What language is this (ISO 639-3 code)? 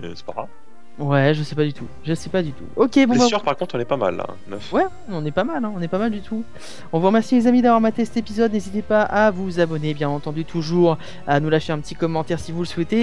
fra